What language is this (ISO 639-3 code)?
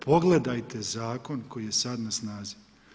hrv